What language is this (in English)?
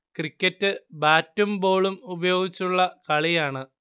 Malayalam